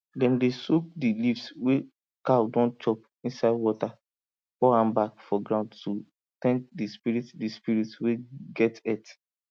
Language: Nigerian Pidgin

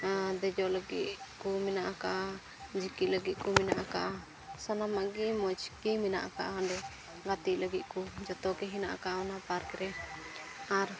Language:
Santali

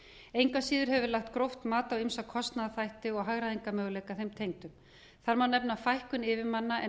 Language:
Icelandic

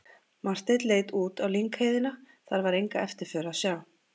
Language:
Icelandic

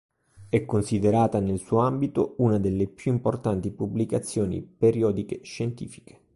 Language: Italian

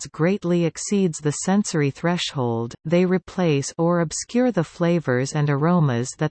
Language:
English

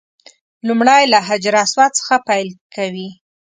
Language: Pashto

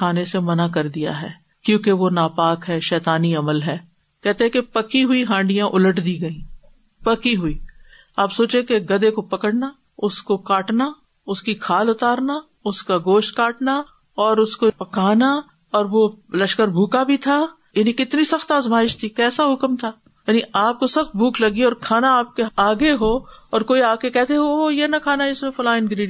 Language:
Urdu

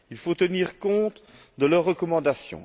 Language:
French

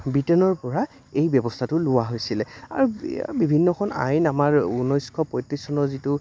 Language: Assamese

